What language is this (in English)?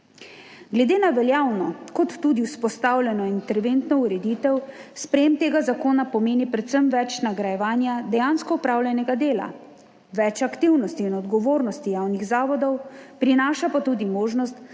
Slovenian